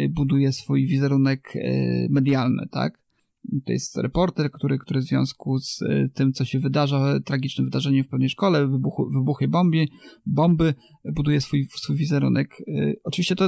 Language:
Polish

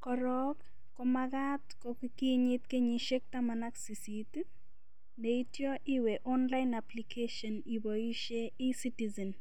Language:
Kalenjin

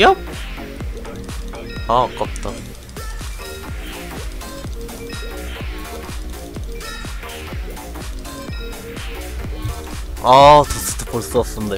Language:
Korean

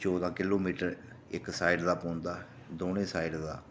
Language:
Dogri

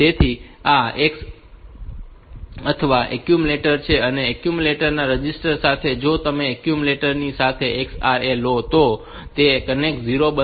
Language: Gujarati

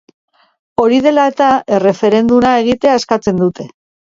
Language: Basque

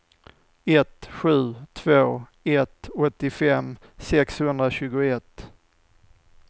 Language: Swedish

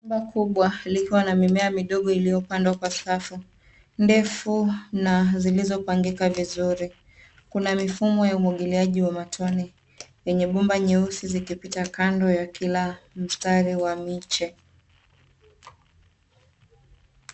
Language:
Swahili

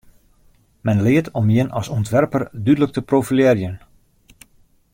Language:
Western Frisian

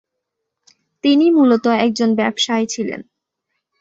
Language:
Bangla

